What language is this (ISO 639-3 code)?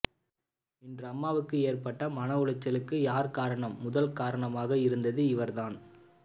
tam